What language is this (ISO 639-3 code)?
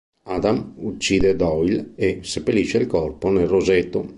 ita